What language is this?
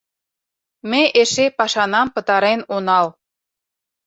Mari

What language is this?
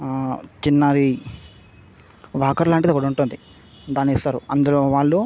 Telugu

